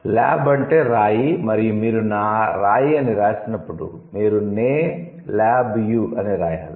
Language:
Telugu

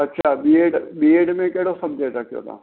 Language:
Sindhi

